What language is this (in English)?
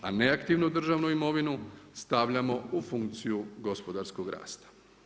Croatian